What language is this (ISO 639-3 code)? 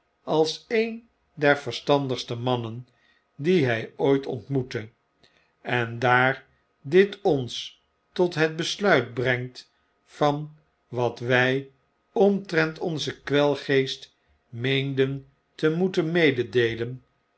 nld